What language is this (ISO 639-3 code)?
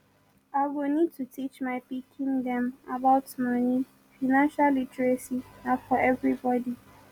pcm